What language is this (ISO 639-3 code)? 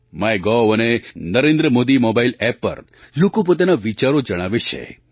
guj